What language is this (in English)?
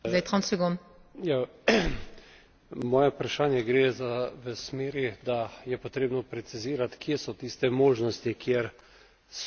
Slovenian